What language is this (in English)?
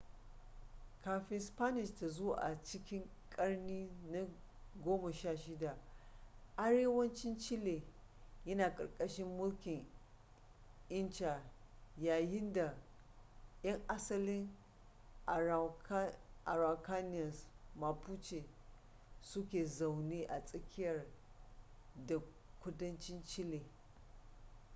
Hausa